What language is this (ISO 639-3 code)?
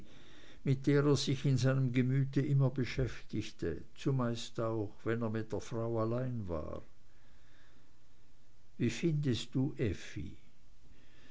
deu